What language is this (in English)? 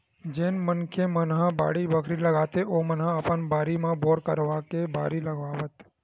Chhattisgarhi